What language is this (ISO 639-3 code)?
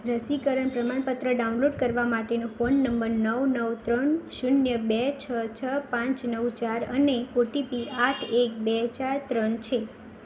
guj